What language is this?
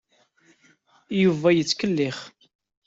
Kabyle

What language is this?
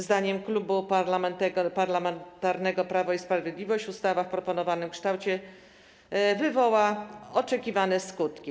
Polish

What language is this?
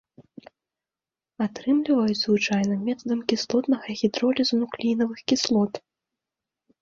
Belarusian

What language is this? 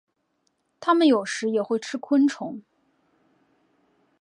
Chinese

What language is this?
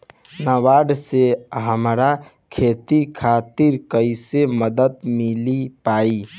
Bhojpuri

